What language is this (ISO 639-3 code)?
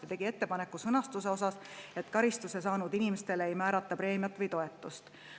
est